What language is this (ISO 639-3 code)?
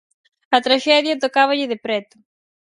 glg